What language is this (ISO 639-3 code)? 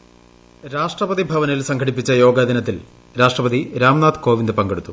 mal